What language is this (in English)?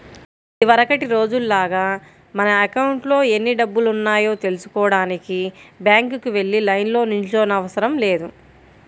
Telugu